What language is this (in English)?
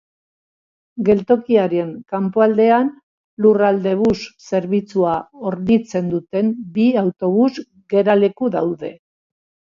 Basque